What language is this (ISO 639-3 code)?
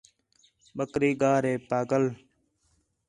xhe